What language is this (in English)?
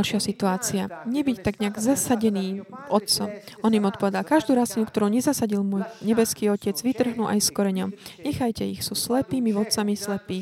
Slovak